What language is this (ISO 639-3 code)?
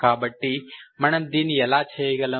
tel